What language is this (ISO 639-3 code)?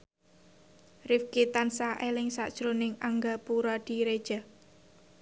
jav